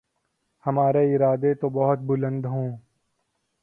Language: Urdu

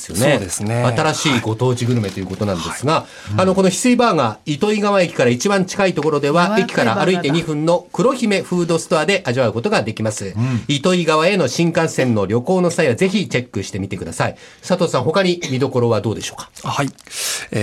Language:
Japanese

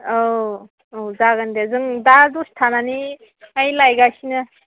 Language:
Bodo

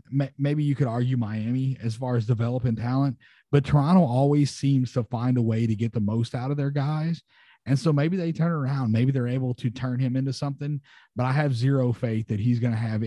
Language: English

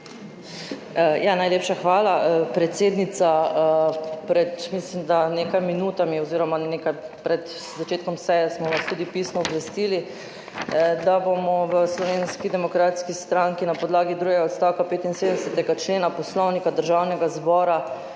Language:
Slovenian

